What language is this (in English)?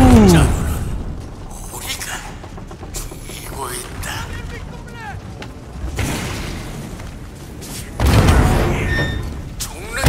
Korean